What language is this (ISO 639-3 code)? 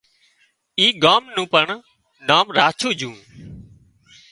kxp